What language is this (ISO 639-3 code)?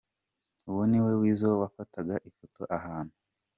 kin